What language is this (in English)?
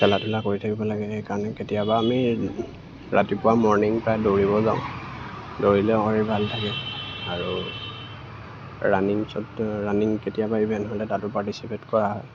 Assamese